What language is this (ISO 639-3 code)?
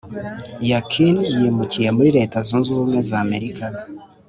kin